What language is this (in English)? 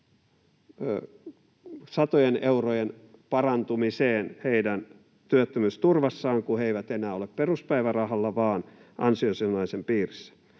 Finnish